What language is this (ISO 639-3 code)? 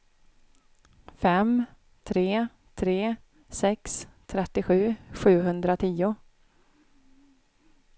swe